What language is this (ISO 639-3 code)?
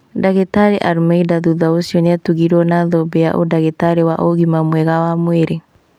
kik